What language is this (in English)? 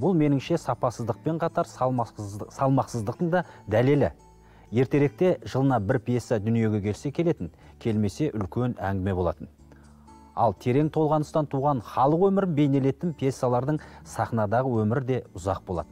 Turkish